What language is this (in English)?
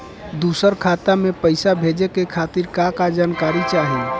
Bhojpuri